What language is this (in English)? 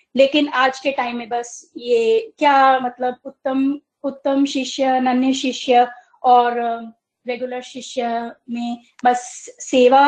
Hindi